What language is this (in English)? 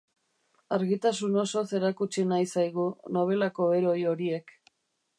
Basque